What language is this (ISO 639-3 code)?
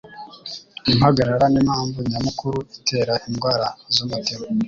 kin